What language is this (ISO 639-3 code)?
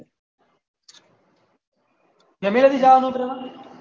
guj